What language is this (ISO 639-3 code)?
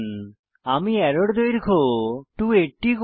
ben